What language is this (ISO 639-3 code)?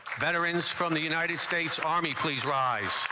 eng